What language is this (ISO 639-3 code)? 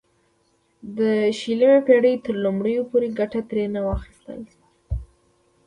pus